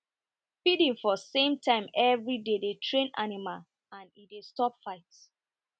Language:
Nigerian Pidgin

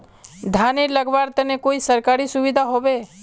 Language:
Magahi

